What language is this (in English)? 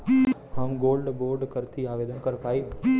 Bhojpuri